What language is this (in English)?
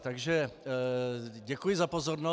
Czech